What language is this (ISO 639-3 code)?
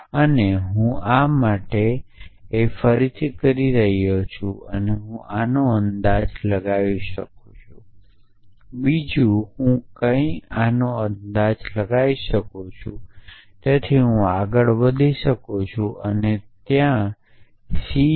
guj